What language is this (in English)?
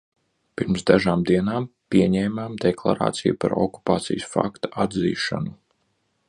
Latvian